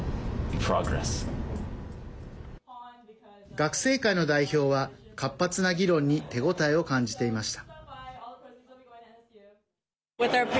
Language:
Japanese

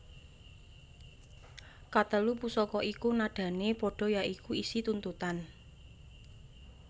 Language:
Javanese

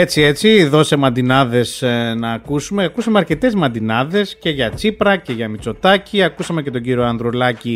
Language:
Greek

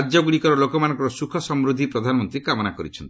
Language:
Odia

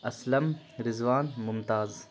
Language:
Urdu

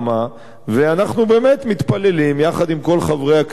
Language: Hebrew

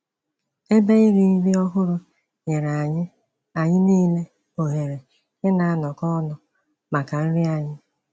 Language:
Igbo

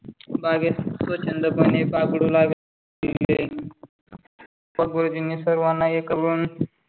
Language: Marathi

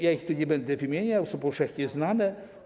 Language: Polish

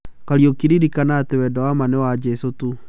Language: Kikuyu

